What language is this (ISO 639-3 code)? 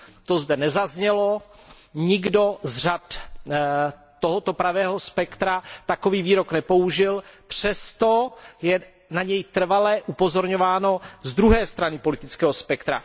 ces